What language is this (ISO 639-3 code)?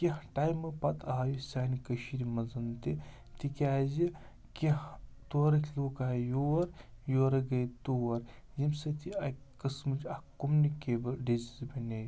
kas